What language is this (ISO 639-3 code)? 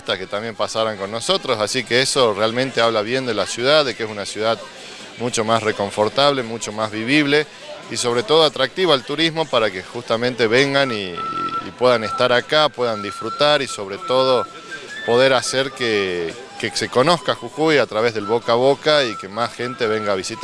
spa